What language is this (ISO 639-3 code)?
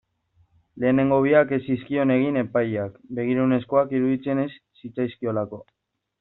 eus